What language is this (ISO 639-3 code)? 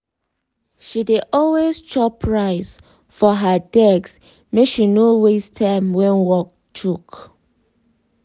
pcm